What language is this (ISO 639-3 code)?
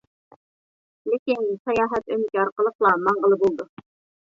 uig